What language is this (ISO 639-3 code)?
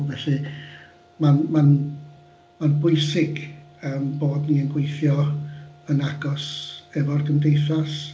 cym